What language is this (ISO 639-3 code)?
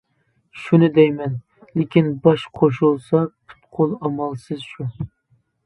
uig